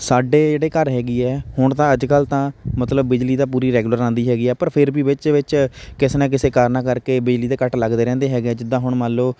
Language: Punjabi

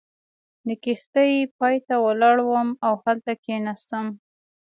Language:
Pashto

